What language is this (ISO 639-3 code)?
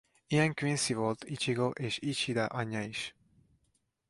hun